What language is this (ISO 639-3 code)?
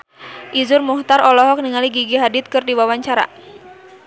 sun